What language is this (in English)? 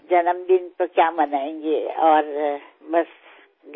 Assamese